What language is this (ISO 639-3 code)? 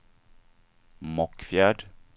swe